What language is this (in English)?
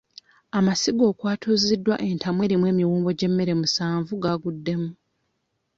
Ganda